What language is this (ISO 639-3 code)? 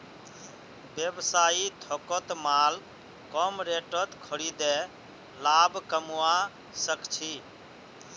mag